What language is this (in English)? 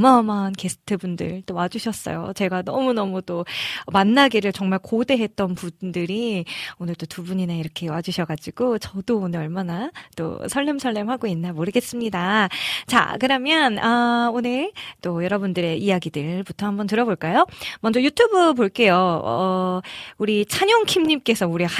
Korean